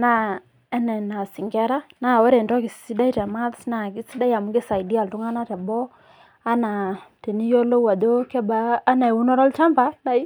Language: Masai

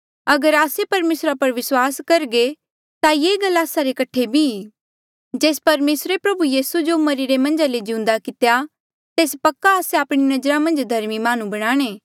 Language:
Mandeali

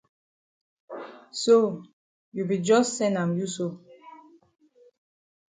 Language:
Cameroon Pidgin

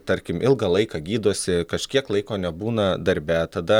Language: Lithuanian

